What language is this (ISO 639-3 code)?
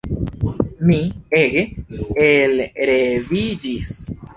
epo